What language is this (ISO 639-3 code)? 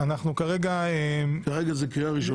heb